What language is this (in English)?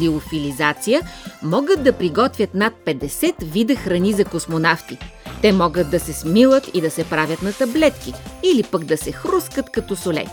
Bulgarian